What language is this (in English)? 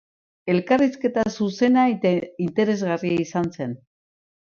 Basque